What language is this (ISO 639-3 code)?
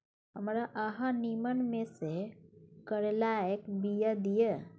mai